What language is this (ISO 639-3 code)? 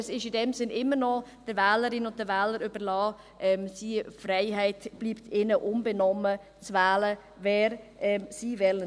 gsw